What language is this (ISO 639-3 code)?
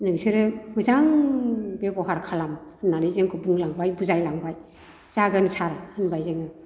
brx